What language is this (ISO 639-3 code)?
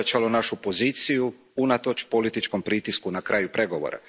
hrv